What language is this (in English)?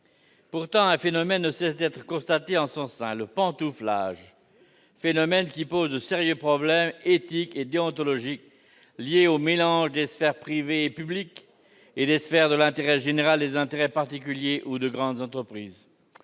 French